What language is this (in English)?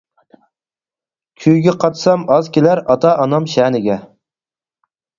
Uyghur